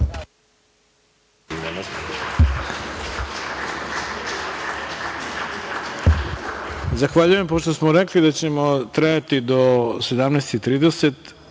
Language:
Serbian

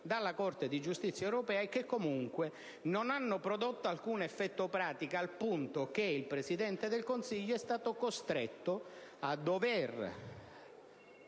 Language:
Italian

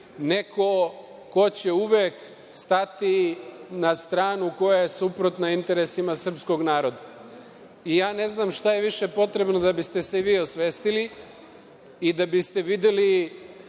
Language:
Serbian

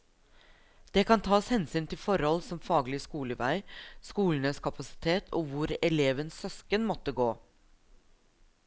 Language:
Norwegian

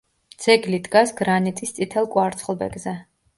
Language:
Georgian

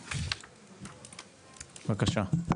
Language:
Hebrew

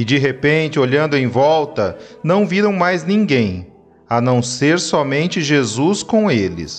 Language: Portuguese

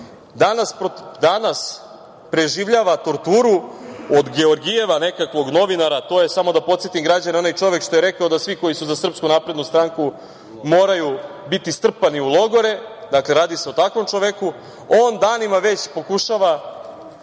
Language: Serbian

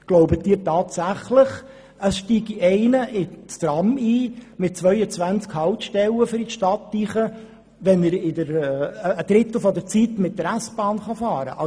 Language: Swiss German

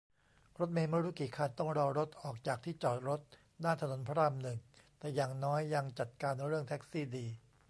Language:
Thai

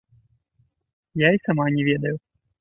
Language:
Belarusian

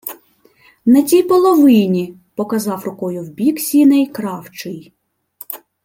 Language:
Ukrainian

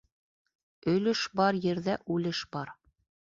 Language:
Bashkir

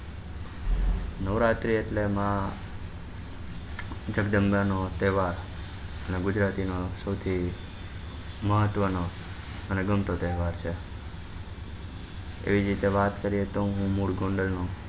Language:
Gujarati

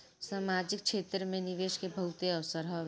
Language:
Bhojpuri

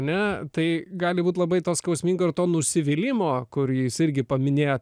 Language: Lithuanian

